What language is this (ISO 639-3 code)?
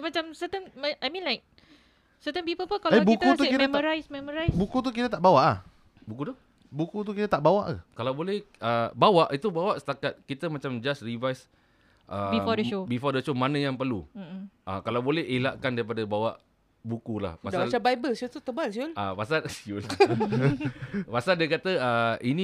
msa